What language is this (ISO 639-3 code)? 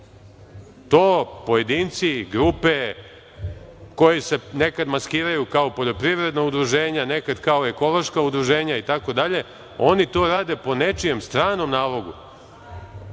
srp